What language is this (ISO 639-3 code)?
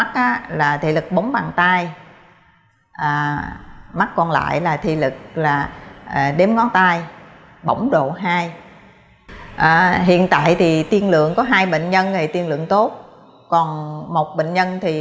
vie